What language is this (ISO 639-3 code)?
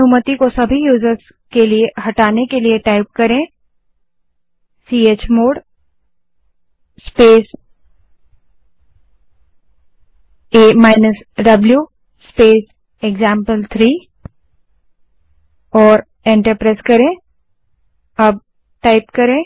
hin